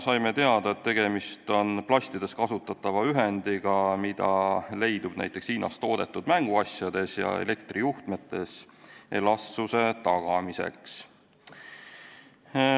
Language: Estonian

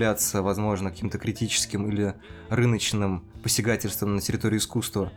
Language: Russian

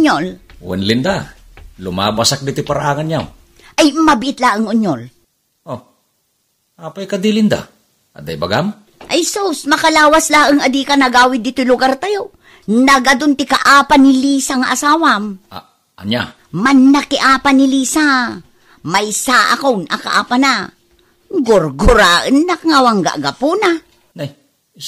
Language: Filipino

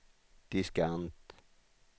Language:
Swedish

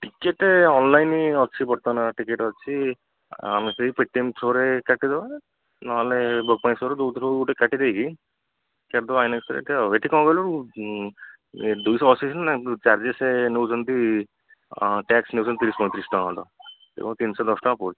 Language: Odia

